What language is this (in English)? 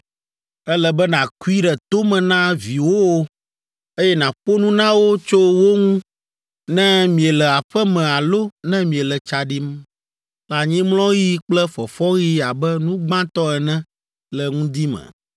Ewe